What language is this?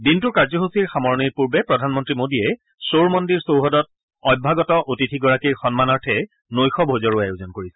Assamese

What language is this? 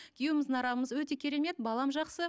Kazakh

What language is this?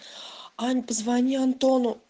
Russian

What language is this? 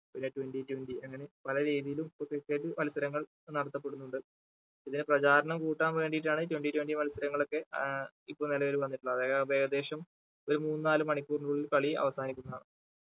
Malayalam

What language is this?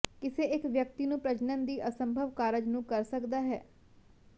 Punjabi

